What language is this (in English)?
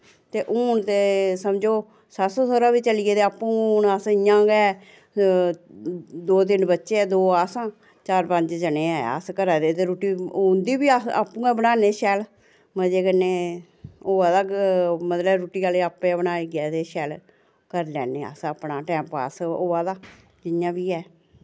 Dogri